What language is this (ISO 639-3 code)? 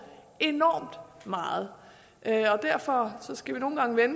dan